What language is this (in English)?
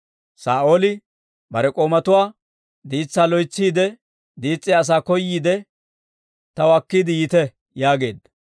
Dawro